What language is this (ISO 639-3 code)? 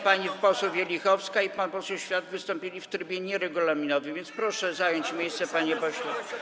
pol